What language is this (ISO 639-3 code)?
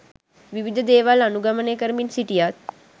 sin